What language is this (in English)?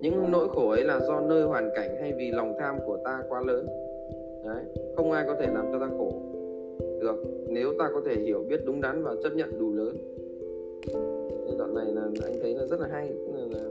Vietnamese